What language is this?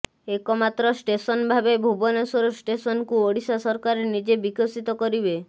Odia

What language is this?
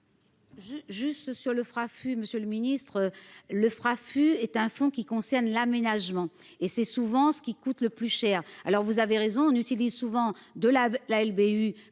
French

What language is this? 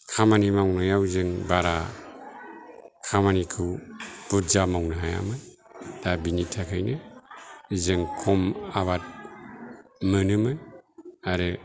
Bodo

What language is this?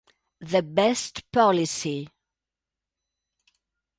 Italian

